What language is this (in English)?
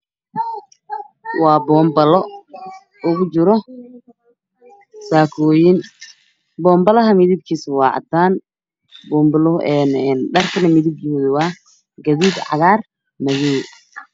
Somali